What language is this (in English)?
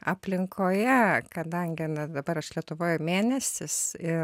Lithuanian